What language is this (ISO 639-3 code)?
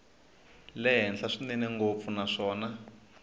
tso